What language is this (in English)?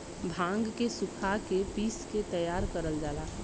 Bhojpuri